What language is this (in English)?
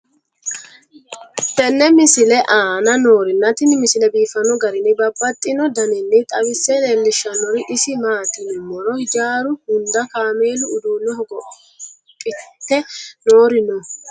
Sidamo